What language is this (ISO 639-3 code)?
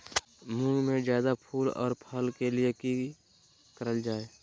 mag